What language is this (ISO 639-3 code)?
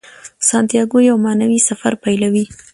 pus